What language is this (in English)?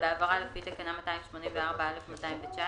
Hebrew